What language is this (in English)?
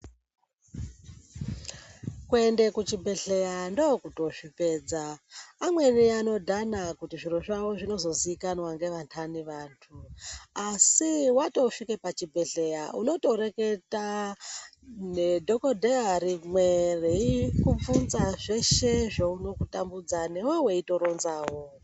Ndau